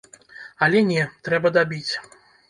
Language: Belarusian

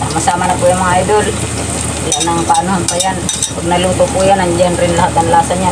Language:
Filipino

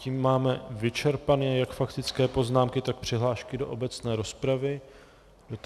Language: Czech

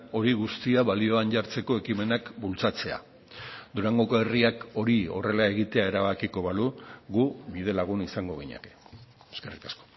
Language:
Basque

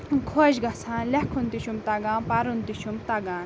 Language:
Kashmiri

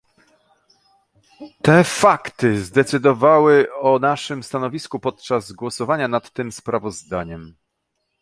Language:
Polish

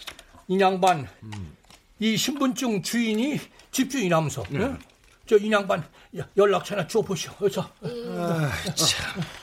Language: Korean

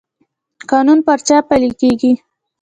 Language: Pashto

